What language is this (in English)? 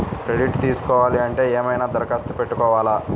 Telugu